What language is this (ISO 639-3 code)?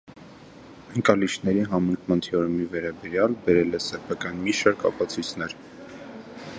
hye